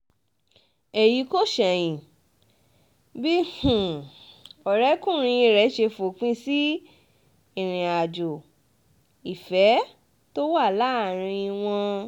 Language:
Yoruba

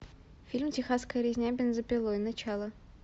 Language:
Russian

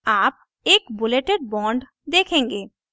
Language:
Hindi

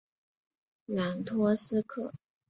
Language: Chinese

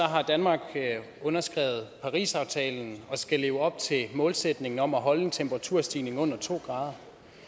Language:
Danish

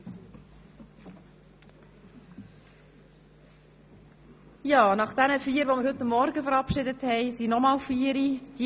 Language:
Swiss German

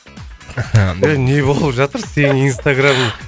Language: Kazakh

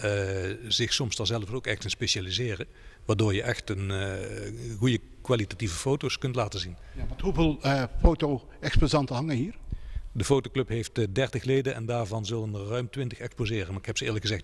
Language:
Dutch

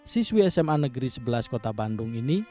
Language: Indonesian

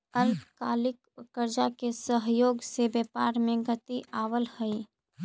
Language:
Magahi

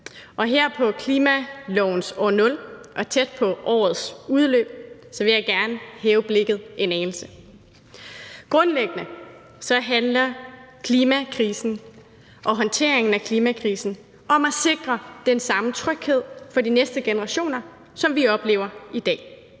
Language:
Danish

